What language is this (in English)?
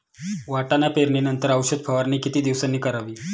Marathi